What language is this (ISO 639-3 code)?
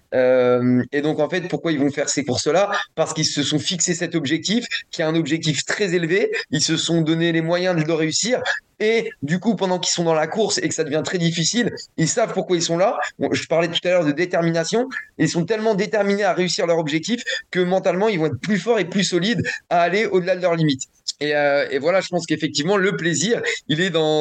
fra